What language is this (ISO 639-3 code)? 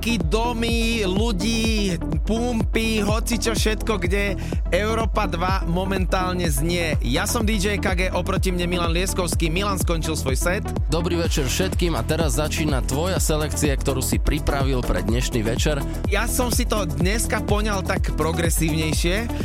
slk